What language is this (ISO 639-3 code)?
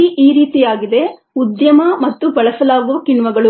kan